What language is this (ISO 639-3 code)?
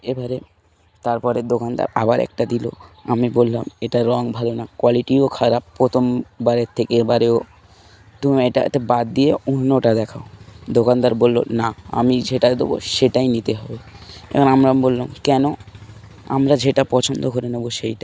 ben